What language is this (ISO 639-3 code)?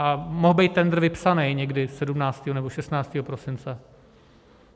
ces